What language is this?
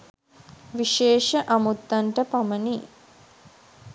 Sinhala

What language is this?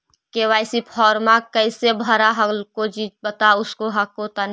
Magahi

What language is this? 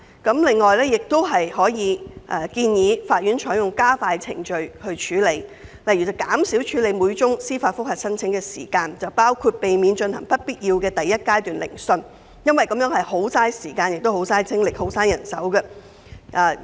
Cantonese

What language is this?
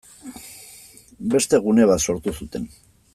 Basque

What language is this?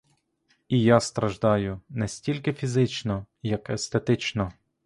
Ukrainian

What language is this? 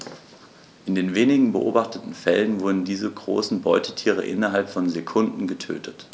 German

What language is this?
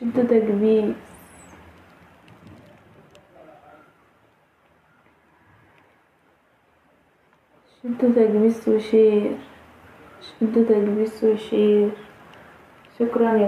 Arabic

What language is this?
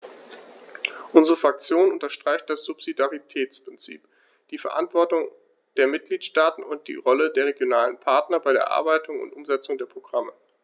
German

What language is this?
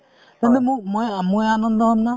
Assamese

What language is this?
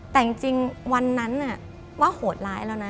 Thai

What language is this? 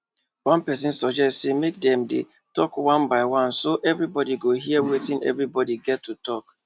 Nigerian Pidgin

